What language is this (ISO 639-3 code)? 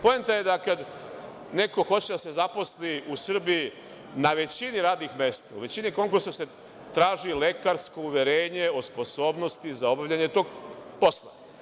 srp